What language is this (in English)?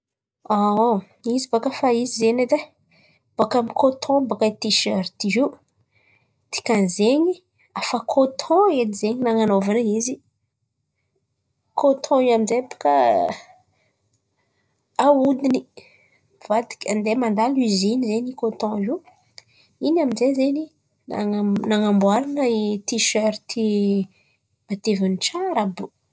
Antankarana Malagasy